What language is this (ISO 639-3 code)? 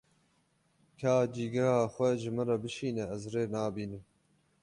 kur